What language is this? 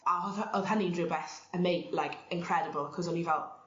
Welsh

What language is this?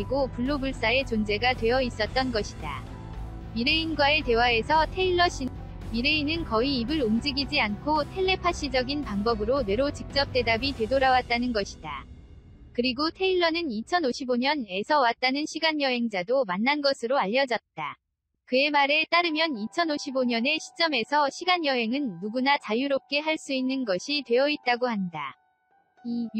Korean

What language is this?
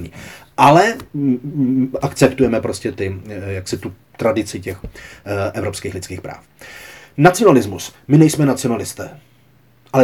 Czech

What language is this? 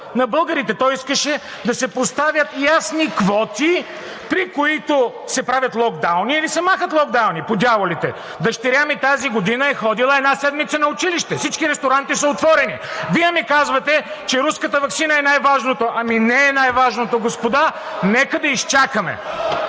Bulgarian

